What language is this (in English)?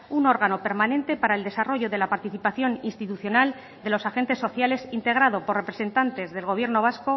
Spanish